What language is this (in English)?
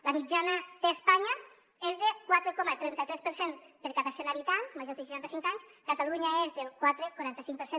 Catalan